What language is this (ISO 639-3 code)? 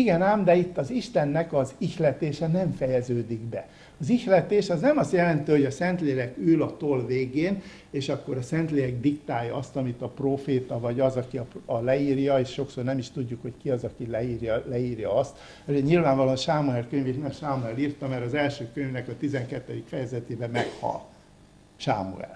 hun